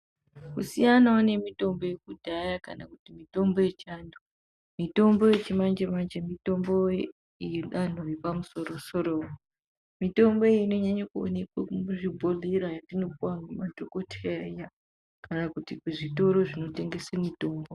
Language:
Ndau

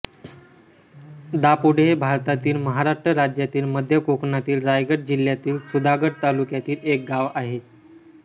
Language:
Marathi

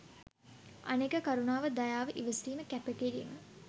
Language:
Sinhala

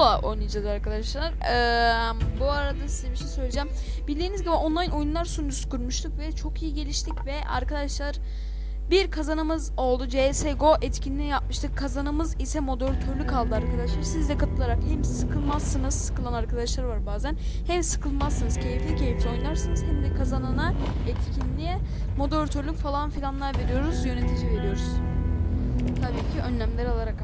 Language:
Turkish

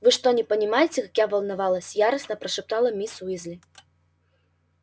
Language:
Russian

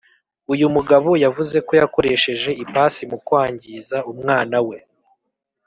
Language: Kinyarwanda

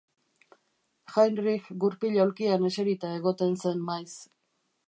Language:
Basque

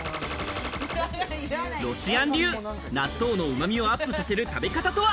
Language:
Japanese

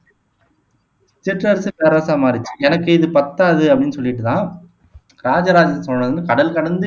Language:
Tamil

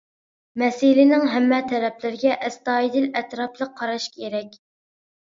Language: Uyghur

